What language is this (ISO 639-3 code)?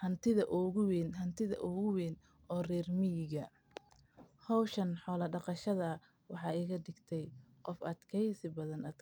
som